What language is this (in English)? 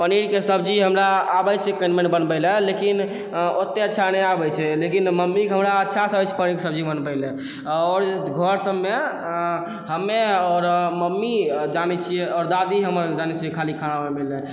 Maithili